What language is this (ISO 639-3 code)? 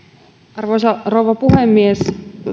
fin